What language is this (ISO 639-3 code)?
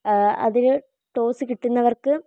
mal